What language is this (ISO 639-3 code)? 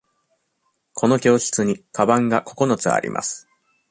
jpn